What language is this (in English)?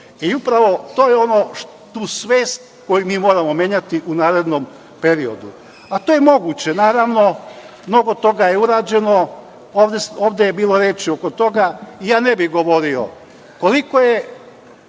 Serbian